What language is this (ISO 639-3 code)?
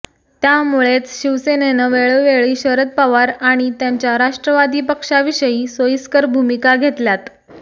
mar